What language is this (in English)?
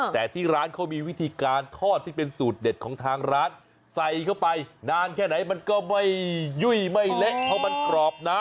Thai